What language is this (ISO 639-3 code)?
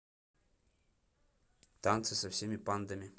rus